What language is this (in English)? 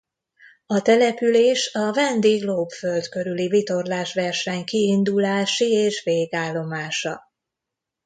Hungarian